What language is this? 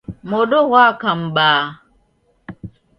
Taita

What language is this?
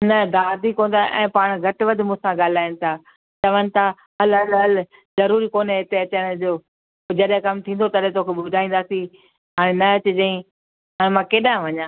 Sindhi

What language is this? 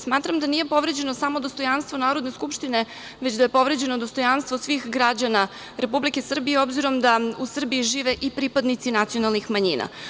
Serbian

